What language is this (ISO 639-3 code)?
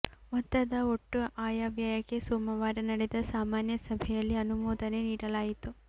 kan